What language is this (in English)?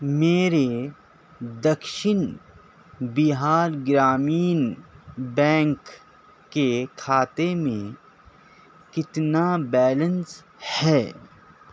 Urdu